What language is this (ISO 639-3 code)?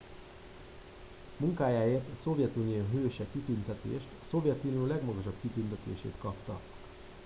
hun